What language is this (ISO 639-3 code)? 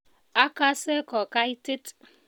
kln